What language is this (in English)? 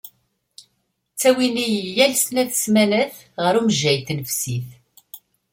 Kabyle